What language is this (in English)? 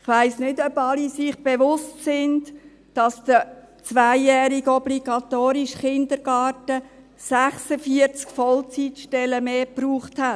Swiss German